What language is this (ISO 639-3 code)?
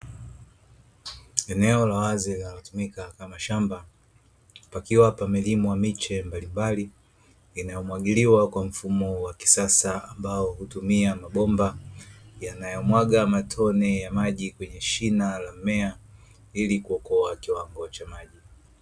swa